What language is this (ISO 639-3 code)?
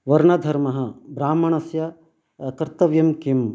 san